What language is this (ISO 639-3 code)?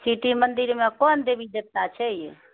mai